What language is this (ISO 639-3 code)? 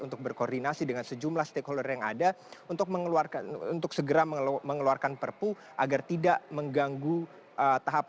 ind